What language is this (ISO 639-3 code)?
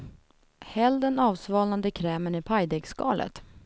swe